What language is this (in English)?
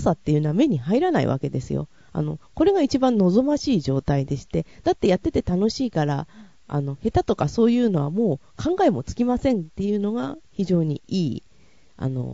Japanese